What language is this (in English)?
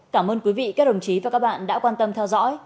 Vietnamese